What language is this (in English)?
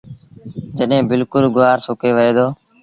Sindhi Bhil